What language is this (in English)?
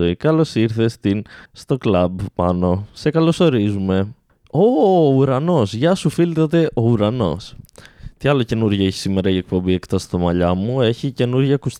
Greek